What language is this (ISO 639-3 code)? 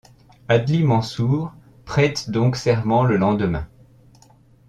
fra